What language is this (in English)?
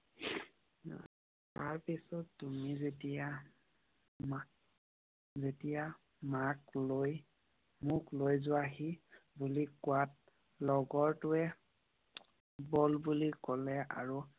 Assamese